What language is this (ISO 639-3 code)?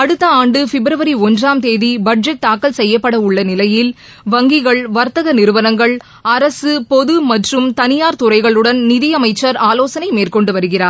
tam